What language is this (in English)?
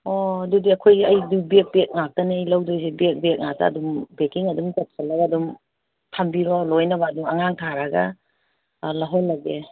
Manipuri